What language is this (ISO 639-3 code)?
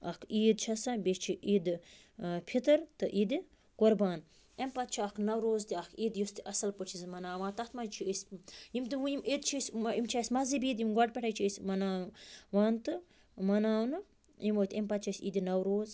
kas